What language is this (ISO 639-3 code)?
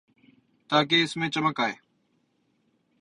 urd